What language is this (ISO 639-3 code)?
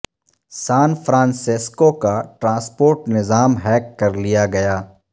urd